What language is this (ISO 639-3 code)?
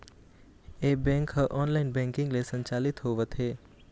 hne